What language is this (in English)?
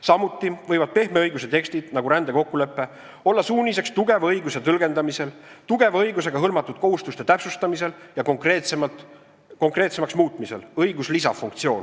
Estonian